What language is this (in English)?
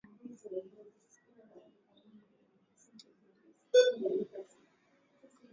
Swahili